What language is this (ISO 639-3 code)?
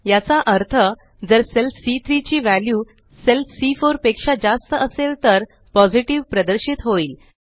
mar